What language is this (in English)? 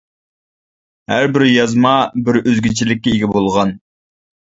Uyghur